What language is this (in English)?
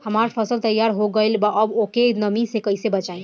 Bhojpuri